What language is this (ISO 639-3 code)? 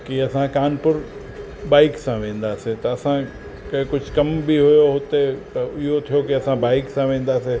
snd